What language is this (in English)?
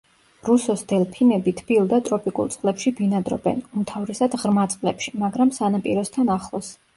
Georgian